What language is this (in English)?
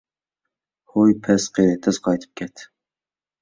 Uyghur